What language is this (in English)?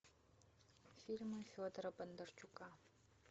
Russian